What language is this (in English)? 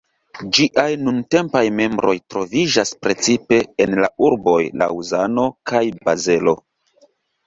Esperanto